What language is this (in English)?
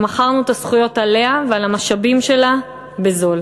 Hebrew